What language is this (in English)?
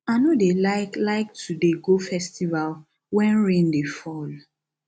Nigerian Pidgin